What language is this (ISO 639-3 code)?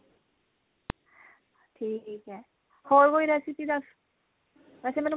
pan